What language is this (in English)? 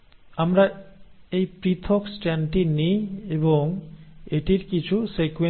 Bangla